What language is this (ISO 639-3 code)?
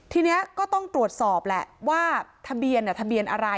tha